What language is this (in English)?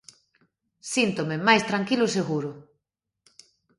Galician